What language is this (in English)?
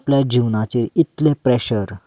Konkani